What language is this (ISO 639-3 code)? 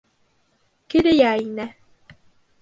bak